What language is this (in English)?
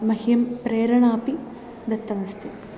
Sanskrit